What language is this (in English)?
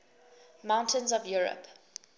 English